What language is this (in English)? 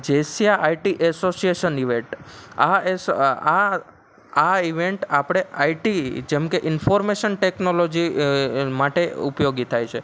Gujarati